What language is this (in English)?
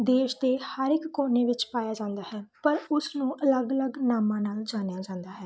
Punjabi